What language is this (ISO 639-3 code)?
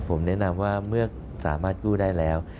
tha